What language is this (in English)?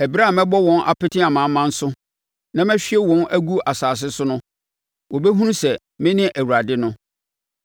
Akan